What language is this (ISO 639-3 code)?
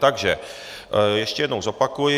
ces